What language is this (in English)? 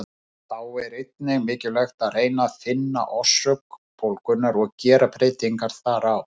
Icelandic